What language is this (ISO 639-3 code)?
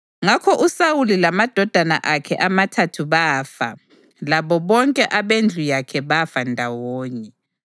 nde